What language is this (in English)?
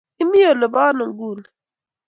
Kalenjin